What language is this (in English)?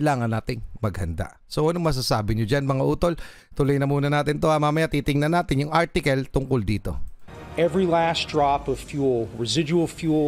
Filipino